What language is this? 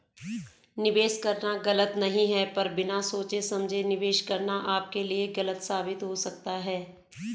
Hindi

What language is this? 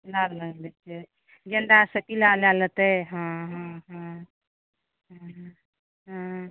Maithili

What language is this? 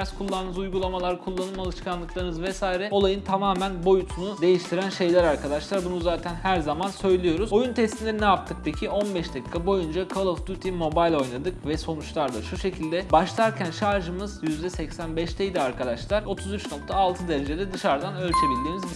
Turkish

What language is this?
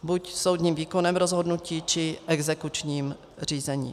Czech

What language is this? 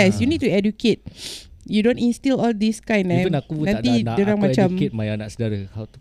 Malay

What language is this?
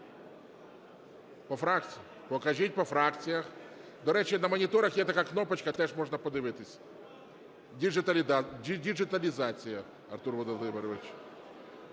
Ukrainian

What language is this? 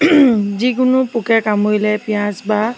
Assamese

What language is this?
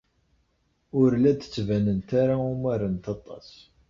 Kabyle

